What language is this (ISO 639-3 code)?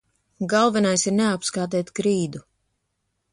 lav